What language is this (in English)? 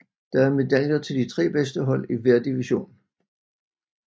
Danish